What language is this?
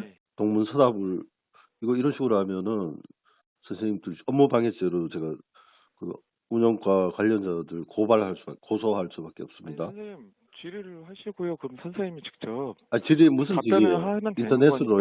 Korean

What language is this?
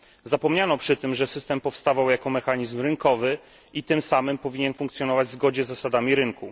Polish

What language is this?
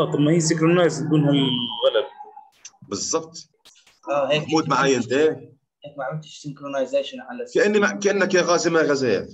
Arabic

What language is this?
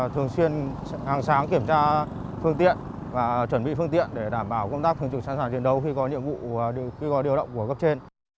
Vietnamese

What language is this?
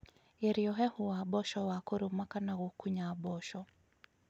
Kikuyu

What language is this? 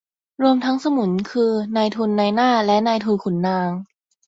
Thai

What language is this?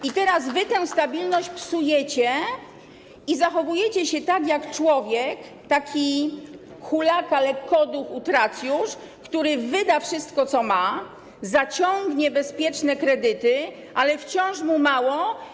Polish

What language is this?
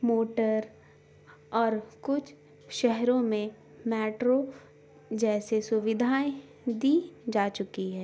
Urdu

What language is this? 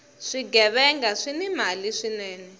Tsonga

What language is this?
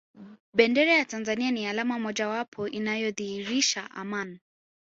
Swahili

